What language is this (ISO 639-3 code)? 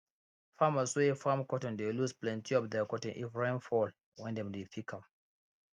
pcm